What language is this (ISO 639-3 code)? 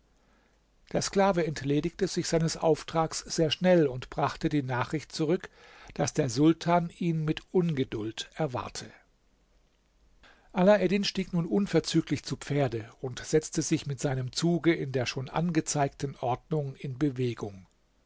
deu